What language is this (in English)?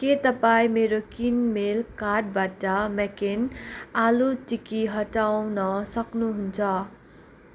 Nepali